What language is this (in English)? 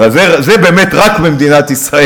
Hebrew